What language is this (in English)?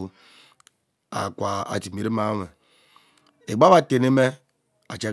Ubaghara